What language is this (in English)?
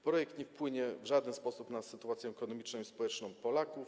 Polish